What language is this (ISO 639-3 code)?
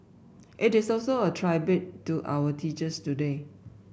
eng